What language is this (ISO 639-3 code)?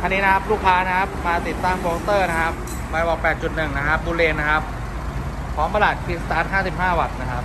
tha